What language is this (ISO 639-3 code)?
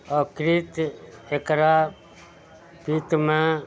mai